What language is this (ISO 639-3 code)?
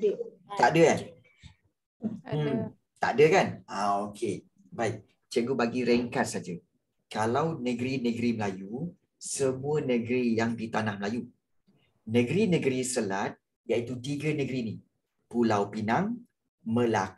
msa